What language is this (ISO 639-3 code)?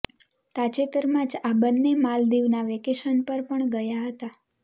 guj